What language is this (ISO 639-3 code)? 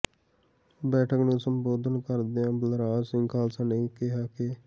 pan